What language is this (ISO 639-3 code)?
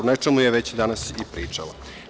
srp